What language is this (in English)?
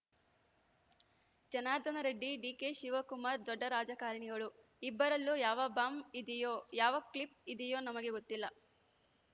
Kannada